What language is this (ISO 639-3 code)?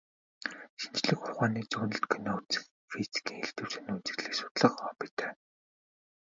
mon